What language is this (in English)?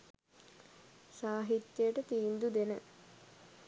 Sinhala